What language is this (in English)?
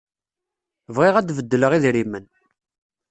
Kabyle